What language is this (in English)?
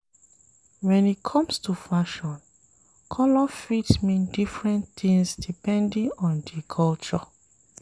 Nigerian Pidgin